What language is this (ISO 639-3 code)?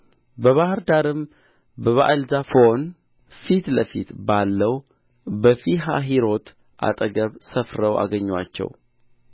amh